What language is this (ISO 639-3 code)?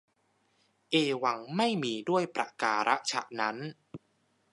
tha